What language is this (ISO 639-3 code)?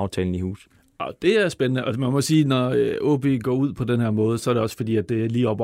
dan